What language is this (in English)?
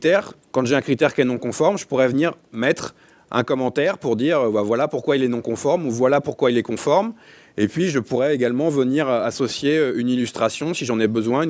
French